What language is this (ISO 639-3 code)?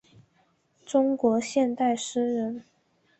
zho